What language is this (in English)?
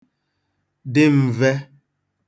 Igbo